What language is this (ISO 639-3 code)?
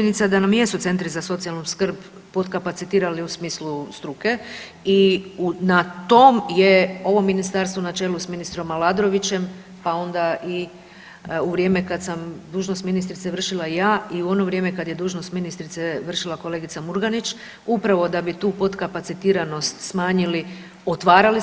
hrv